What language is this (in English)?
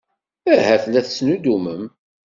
Kabyle